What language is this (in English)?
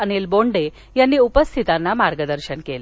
Marathi